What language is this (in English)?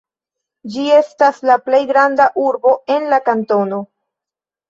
Esperanto